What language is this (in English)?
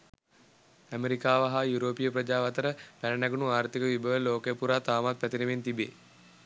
Sinhala